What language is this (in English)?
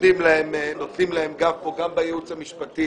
Hebrew